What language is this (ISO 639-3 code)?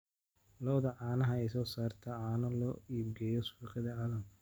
som